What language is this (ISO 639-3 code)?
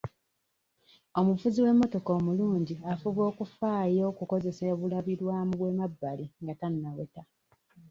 lug